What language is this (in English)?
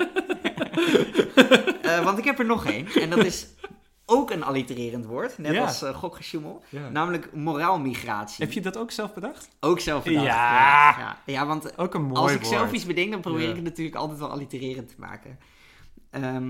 Dutch